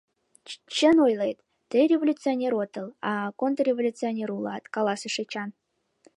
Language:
Mari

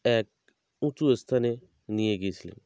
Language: Bangla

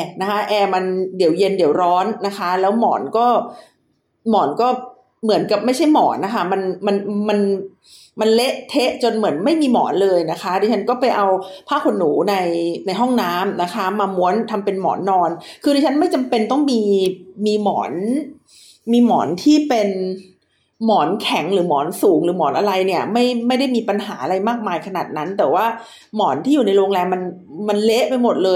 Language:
Thai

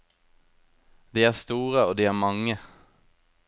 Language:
Norwegian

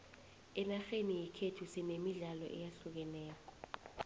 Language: South Ndebele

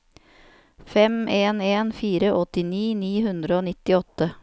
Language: Norwegian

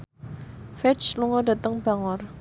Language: Javanese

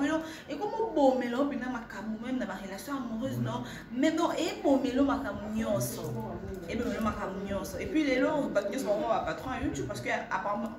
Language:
French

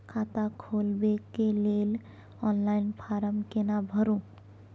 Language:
Maithili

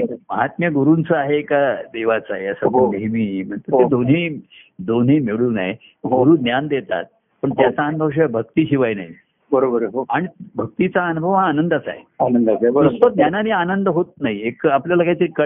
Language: Marathi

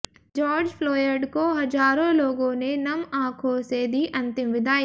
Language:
Hindi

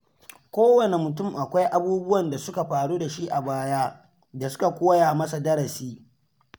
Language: Hausa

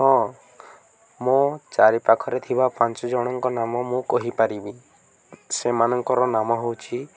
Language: Odia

